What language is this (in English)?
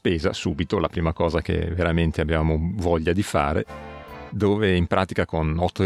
Italian